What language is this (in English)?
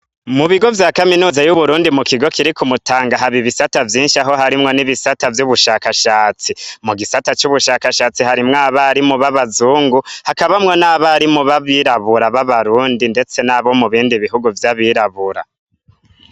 Rundi